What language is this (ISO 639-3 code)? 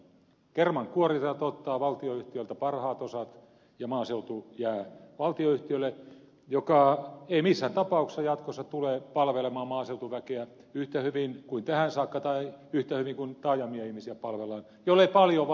fin